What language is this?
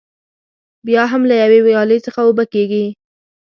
Pashto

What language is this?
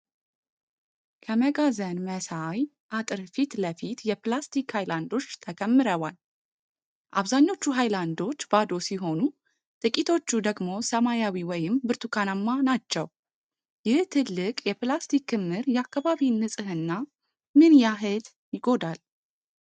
Amharic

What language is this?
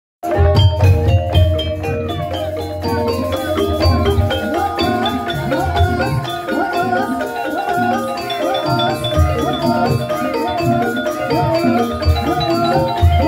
Indonesian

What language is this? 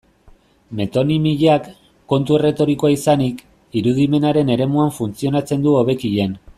Basque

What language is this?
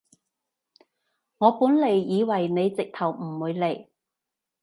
Cantonese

